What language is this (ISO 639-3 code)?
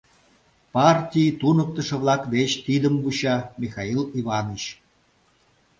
chm